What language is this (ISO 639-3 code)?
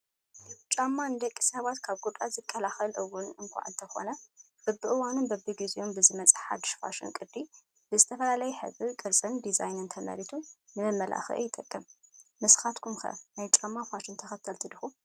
tir